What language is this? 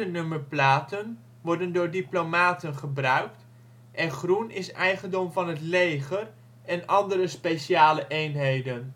Dutch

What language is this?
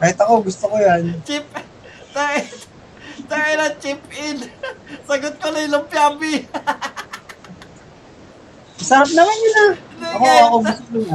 Filipino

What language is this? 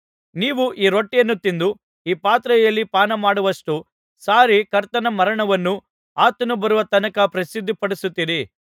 Kannada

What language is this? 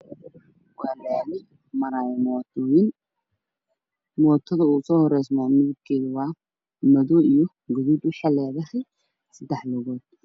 Somali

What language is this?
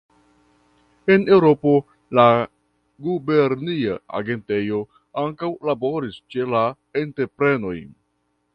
Esperanto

